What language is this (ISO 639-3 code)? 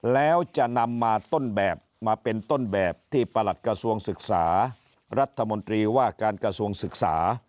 tha